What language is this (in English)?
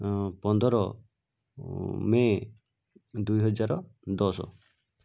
Odia